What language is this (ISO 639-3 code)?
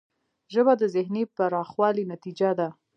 pus